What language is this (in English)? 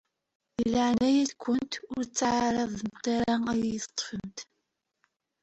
Kabyle